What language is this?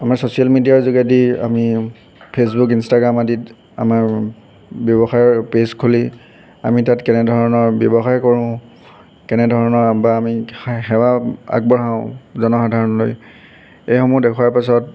Assamese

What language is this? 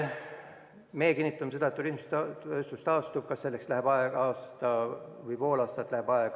Estonian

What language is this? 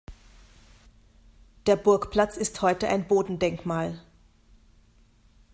German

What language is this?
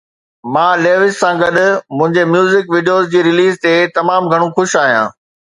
Sindhi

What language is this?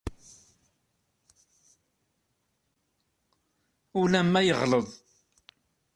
Kabyle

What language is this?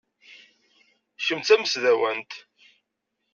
Kabyle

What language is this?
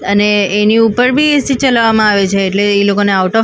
Gujarati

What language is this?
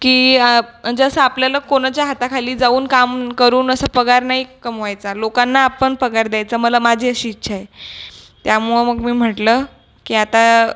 Marathi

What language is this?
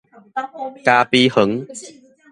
Min Nan Chinese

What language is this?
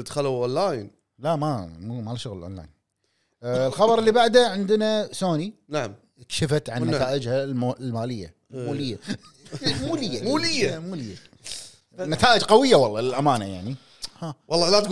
Arabic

